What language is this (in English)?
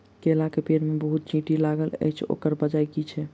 Maithili